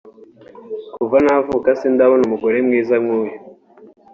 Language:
Kinyarwanda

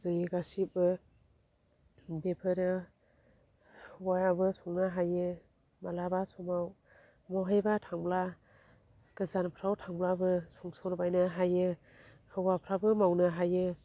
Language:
Bodo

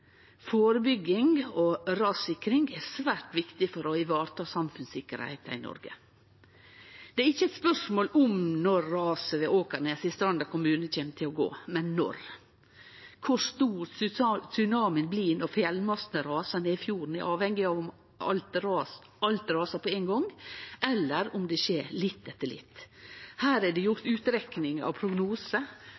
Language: Norwegian Nynorsk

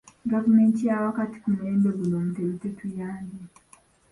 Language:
Ganda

